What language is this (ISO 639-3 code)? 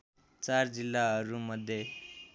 nep